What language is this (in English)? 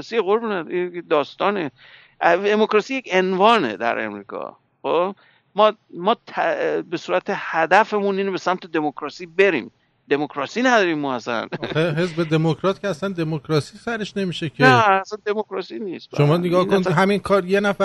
Persian